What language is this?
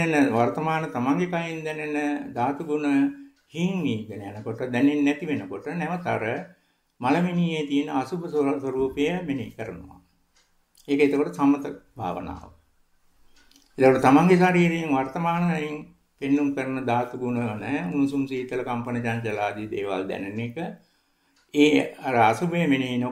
Italian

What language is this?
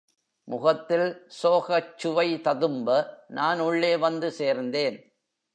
Tamil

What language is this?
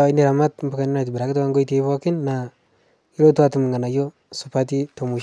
Masai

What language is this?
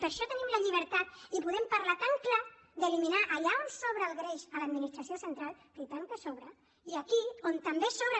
Catalan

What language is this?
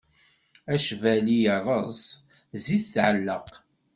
Kabyle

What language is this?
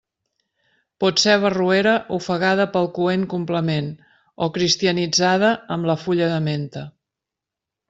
Catalan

